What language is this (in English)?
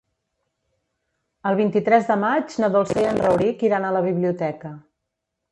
Catalan